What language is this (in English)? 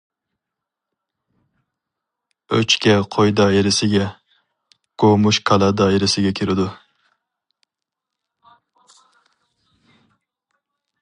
Uyghur